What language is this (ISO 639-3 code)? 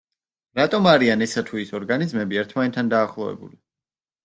kat